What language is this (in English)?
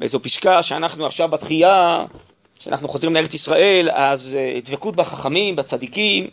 Hebrew